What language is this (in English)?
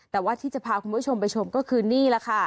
Thai